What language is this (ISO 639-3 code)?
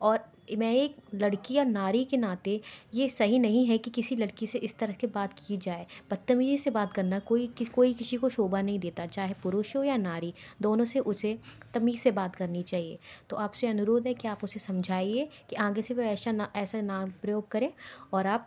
hin